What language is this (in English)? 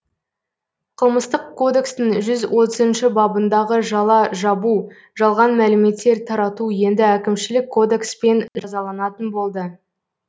Kazakh